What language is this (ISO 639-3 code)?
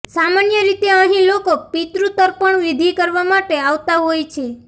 guj